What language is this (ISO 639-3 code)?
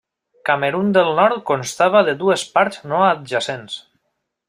cat